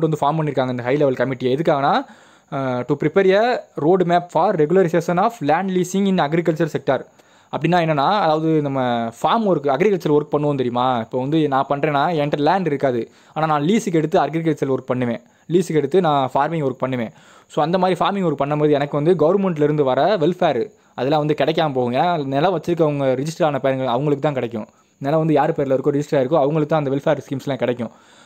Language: Indonesian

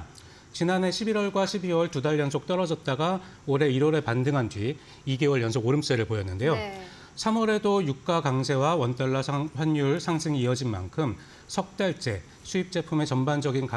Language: Korean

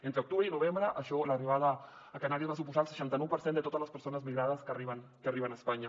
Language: Catalan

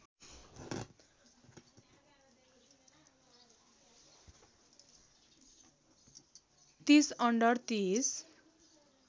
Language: Nepali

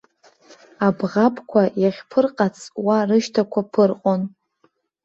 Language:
Abkhazian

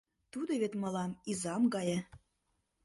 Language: Mari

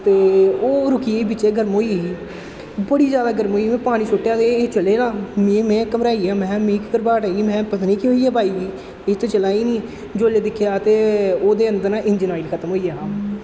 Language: Dogri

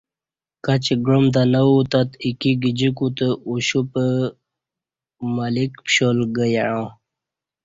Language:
Kati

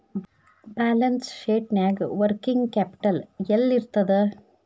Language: Kannada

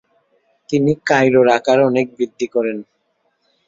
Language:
Bangla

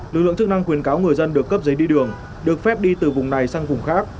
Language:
Vietnamese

